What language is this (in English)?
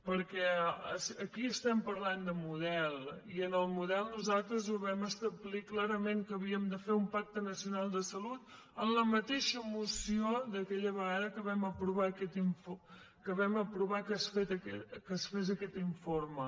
Catalan